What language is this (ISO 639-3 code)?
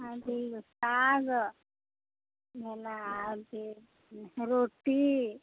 mai